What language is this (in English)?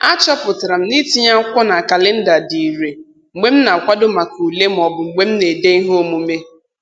Igbo